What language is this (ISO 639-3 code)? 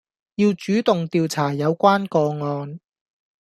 yue